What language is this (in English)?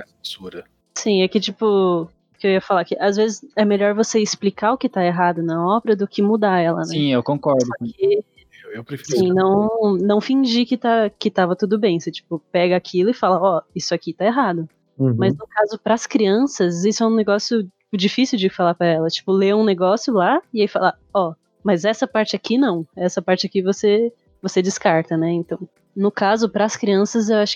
Portuguese